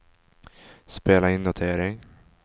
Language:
Swedish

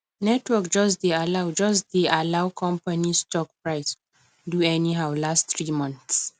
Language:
Nigerian Pidgin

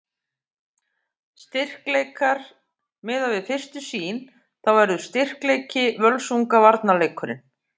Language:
Icelandic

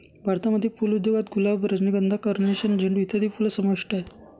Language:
Marathi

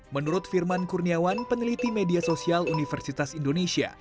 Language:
Indonesian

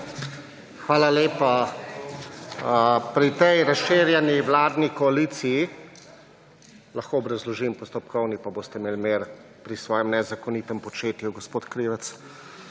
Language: Slovenian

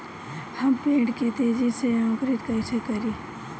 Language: Bhojpuri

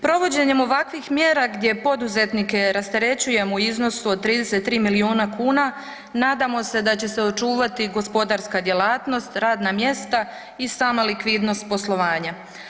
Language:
Croatian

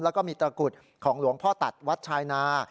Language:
Thai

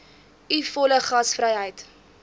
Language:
Afrikaans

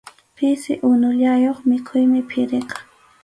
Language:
Arequipa-La Unión Quechua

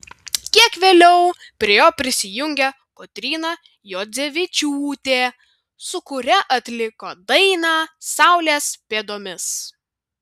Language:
Lithuanian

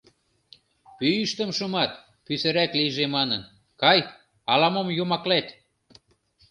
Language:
Mari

